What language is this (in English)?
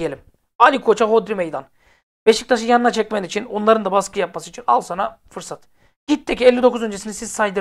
Turkish